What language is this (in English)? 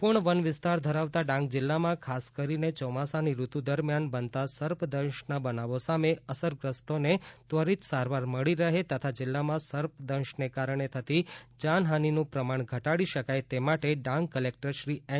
Gujarati